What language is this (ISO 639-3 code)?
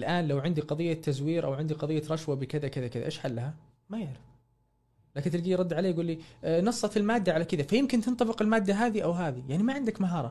ara